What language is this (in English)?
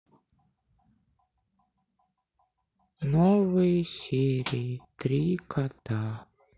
Russian